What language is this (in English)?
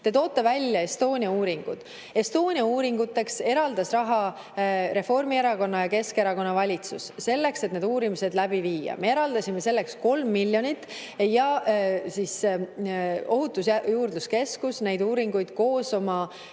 Estonian